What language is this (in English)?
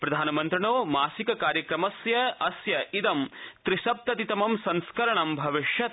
Sanskrit